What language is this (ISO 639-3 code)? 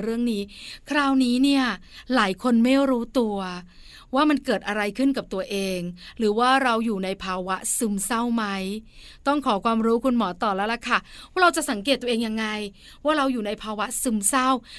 tha